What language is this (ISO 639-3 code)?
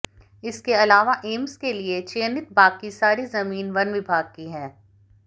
hin